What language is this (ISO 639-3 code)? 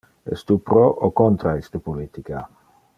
ina